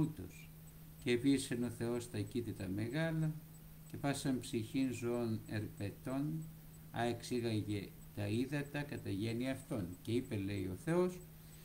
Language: Greek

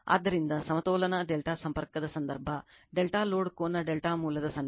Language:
Kannada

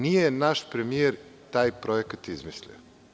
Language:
Serbian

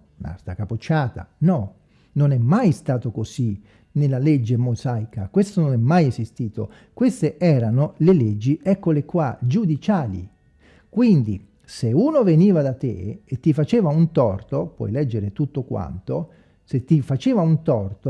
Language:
Italian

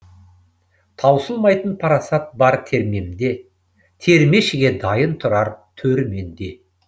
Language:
Kazakh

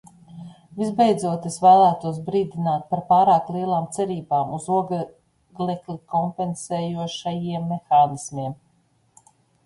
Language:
Latvian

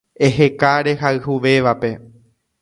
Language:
Guarani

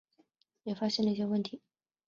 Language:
Chinese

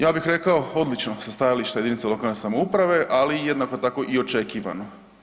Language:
Croatian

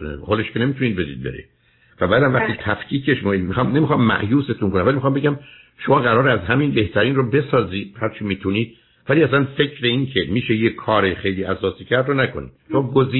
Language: Persian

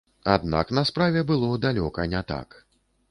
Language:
Belarusian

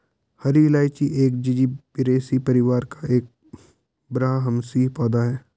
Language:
Hindi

